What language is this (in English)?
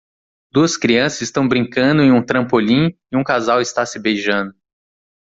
Portuguese